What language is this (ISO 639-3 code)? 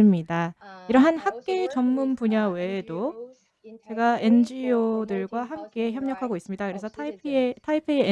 kor